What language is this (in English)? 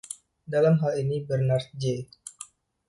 Indonesian